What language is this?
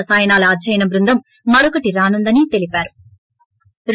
Telugu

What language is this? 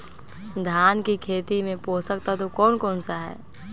Magahi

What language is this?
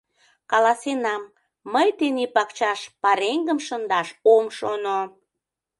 Mari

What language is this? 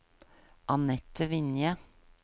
Norwegian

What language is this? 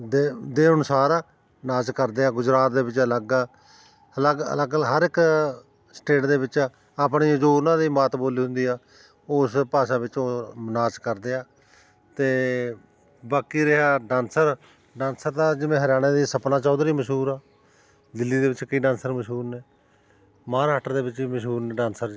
Punjabi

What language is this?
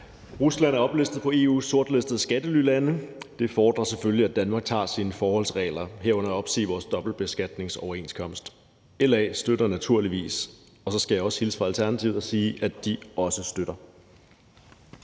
Danish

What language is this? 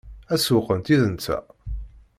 Kabyle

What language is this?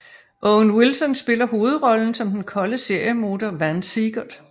Danish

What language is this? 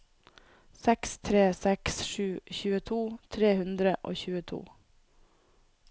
Norwegian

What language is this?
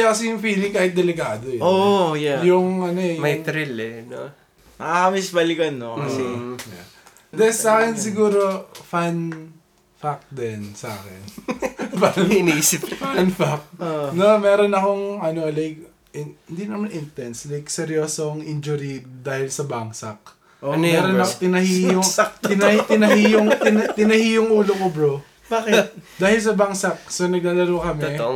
Filipino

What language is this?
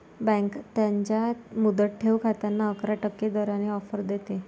Marathi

